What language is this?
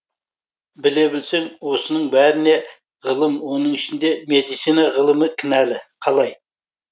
Kazakh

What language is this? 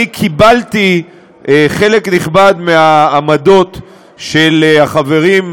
Hebrew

